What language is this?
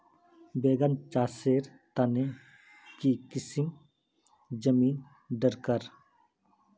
Magahi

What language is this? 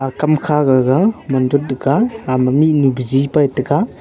Wancho Naga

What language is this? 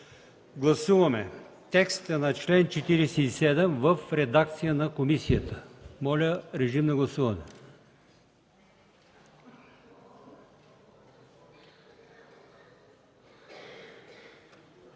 Bulgarian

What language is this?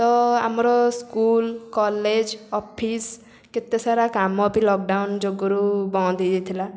Odia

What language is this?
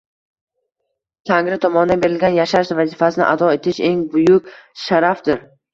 Uzbek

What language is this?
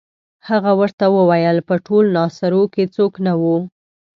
Pashto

